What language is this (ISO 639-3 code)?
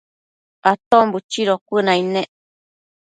mcf